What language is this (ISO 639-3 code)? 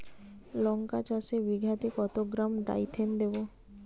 ben